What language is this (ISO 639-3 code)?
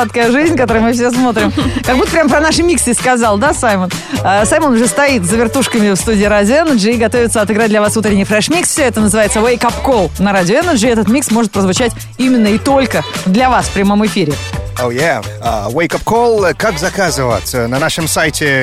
rus